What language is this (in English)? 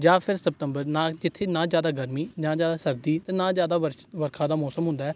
Punjabi